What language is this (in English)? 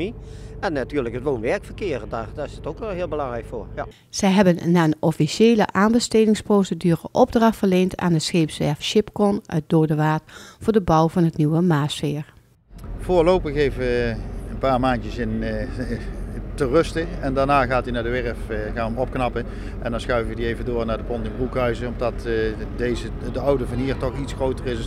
Dutch